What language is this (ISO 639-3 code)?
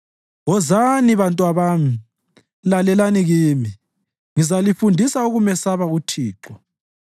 nde